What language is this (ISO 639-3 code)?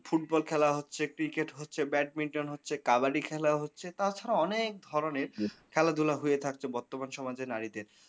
ben